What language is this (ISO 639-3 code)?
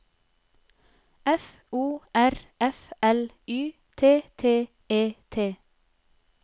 nor